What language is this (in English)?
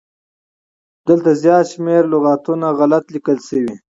Pashto